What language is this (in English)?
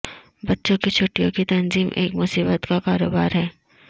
Urdu